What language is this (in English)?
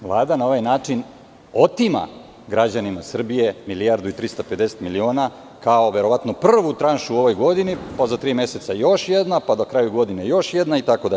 Serbian